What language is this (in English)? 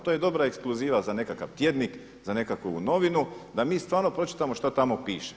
Croatian